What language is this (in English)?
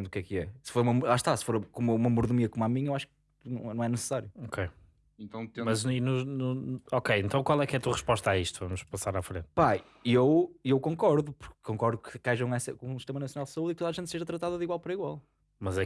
Portuguese